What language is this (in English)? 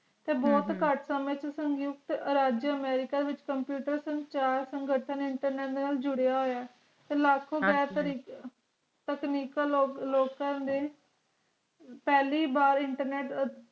Punjabi